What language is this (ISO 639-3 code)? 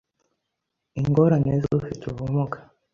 kin